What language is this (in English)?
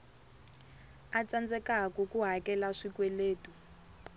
Tsonga